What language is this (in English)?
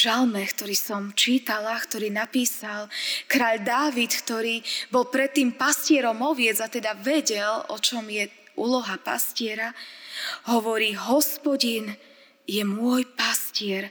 Slovak